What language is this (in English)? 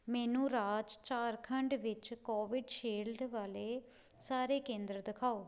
Punjabi